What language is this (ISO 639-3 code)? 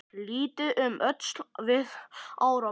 isl